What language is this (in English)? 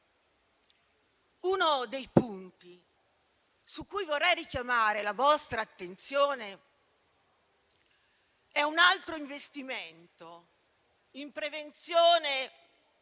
Italian